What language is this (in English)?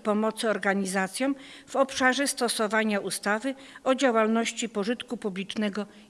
Polish